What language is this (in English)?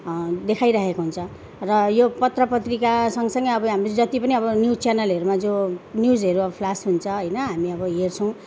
Nepali